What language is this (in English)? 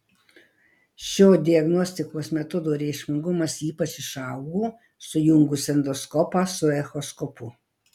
Lithuanian